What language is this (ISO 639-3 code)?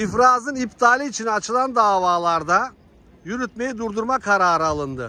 tur